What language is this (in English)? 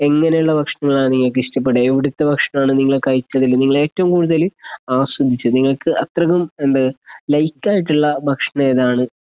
Malayalam